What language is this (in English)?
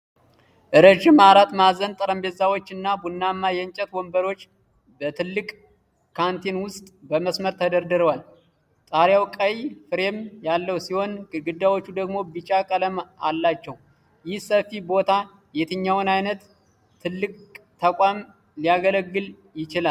Amharic